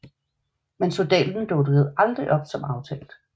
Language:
Danish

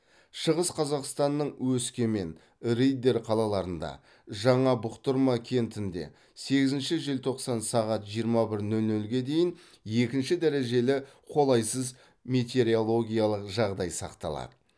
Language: Kazakh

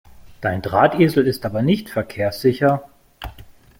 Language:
German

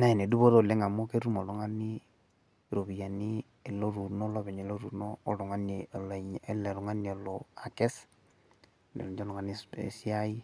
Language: Masai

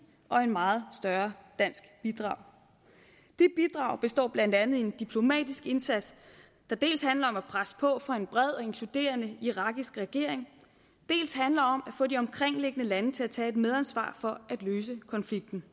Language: Danish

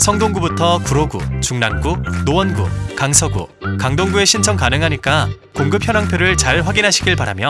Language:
Korean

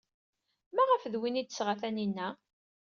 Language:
Kabyle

